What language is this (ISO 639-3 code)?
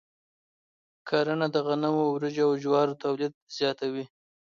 pus